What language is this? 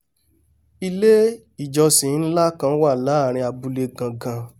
Yoruba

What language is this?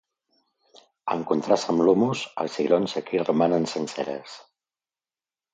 Catalan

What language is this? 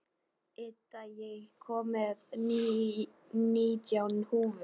Icelandic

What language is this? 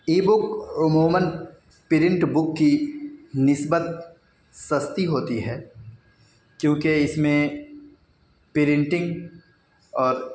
Urdu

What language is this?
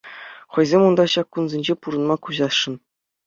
Chuvash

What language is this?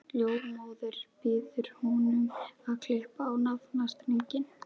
Icelandic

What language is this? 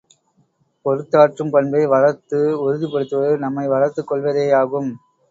Tamil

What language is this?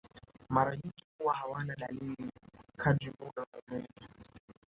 Swahili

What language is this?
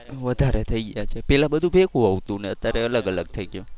Gujarati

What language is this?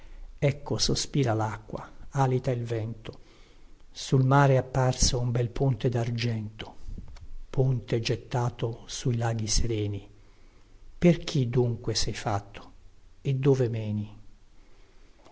Italian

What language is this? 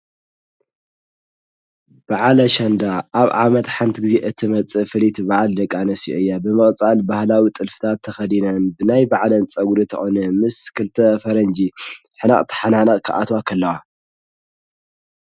Tigrinya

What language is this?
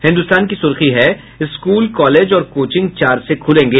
Hindi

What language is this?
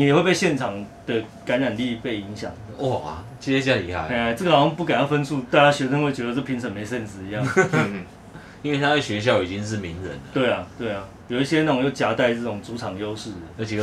Chinese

